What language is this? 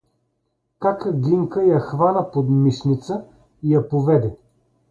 Bulgarian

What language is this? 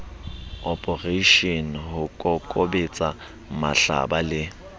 Southern Sotho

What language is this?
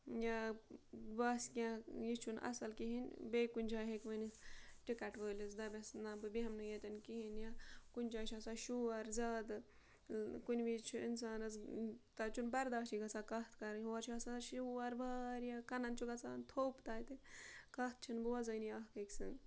Kashmiri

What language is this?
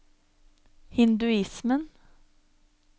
Norwegian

